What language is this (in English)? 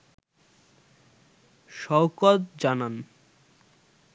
Bangla